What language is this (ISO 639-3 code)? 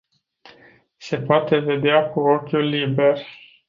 ron